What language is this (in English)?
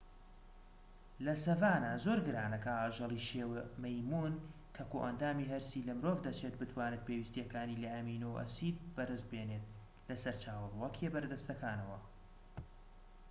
Central Kurdish